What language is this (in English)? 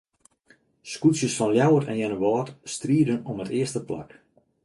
Western Frisian